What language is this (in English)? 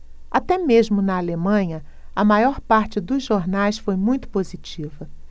Portuguese